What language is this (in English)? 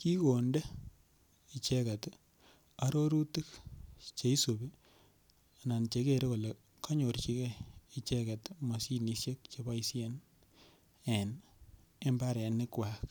Kalenjin